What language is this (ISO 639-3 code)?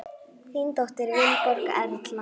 isl